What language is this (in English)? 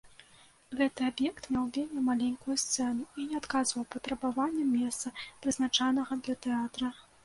Belarusian